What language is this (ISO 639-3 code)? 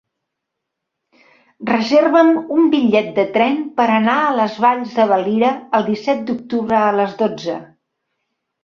cat